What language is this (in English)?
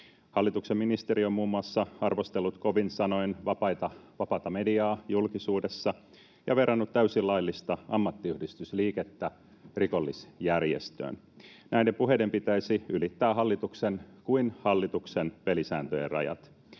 Finnish